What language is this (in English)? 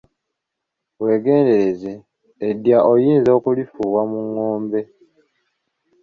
Ganda